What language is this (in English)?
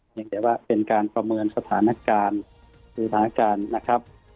Thai